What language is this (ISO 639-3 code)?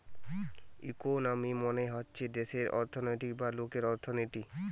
ben